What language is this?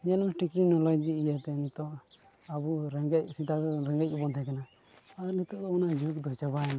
Santali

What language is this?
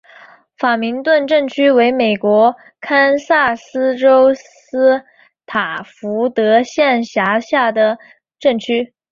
Chinese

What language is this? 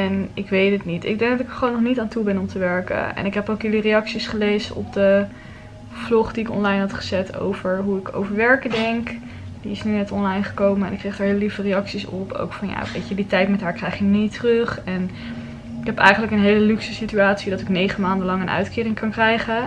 Dutch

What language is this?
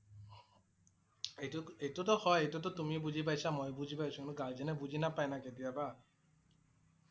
Assamese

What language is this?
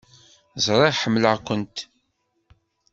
Kabyle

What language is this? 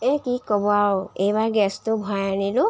Assamese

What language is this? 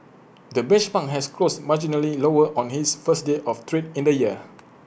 English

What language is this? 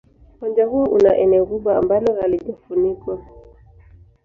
Swahili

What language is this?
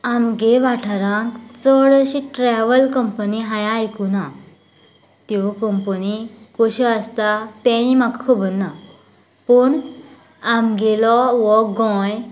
Konkani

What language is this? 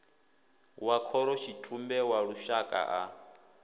Venda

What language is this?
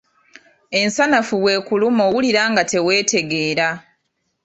Ganda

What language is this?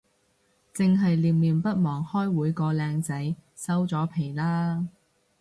Cantonese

